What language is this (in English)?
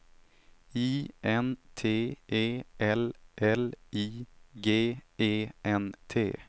Swedish